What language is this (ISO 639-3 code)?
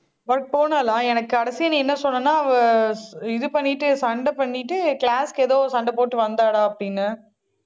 tam